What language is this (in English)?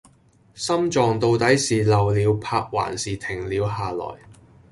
Cantonese